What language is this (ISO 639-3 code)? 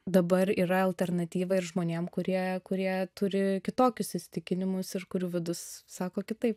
lit